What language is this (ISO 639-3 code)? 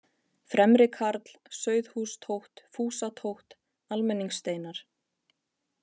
isl